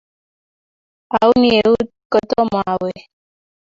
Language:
Kalenjin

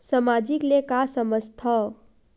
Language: Chhattisgarhi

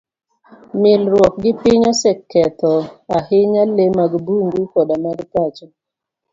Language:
Luo (Kenya and Tanzania)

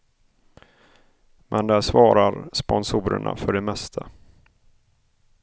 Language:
Swedish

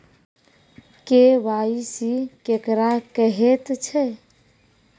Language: Maithili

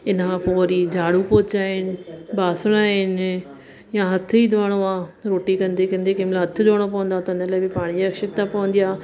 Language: Sindhi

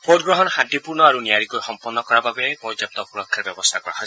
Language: Assamese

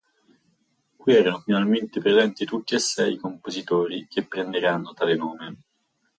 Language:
Italian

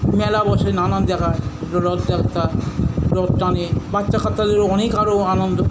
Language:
Bangla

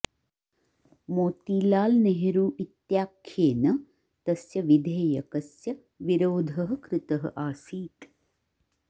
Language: Sanskrit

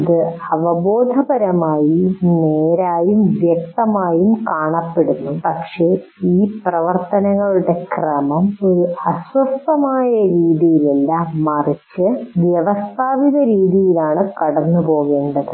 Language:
Malayalam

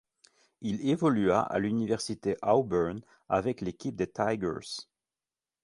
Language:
French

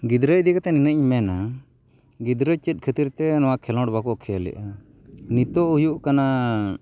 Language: Santali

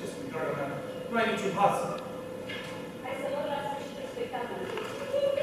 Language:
Romanian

